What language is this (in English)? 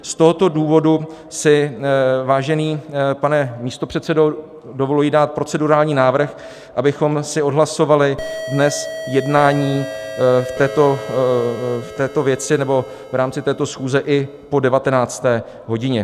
Czech